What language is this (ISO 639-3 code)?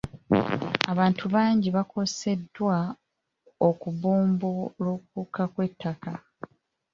lug